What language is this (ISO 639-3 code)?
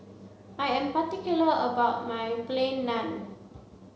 eng